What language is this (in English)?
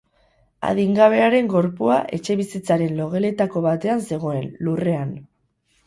Basque